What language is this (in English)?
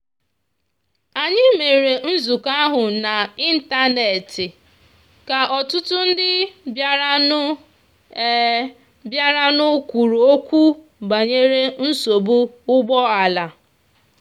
Igbo